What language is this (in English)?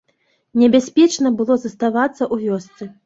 Belarusian